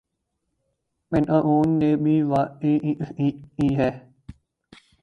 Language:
Urdu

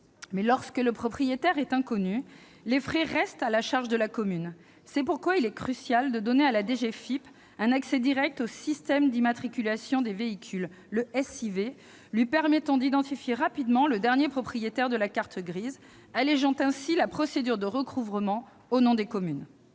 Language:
French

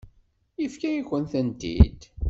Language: Kabyle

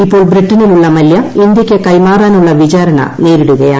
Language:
Malayalam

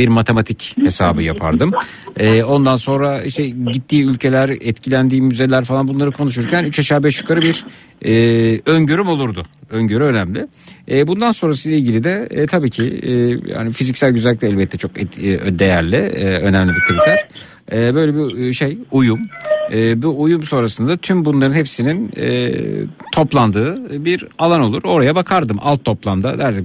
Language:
Turkish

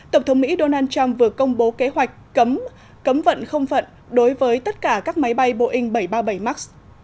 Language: Vietnamese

